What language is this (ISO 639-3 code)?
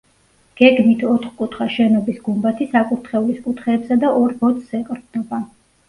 kat